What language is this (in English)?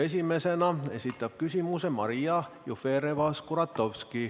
Estonian